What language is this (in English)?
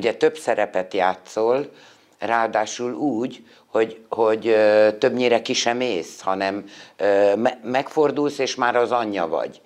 Hungarian